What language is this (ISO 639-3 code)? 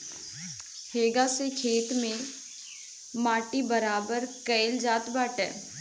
bho